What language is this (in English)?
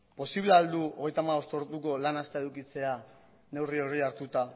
Basque